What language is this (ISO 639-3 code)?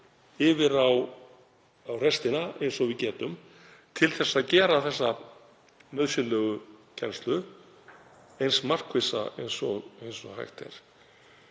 isl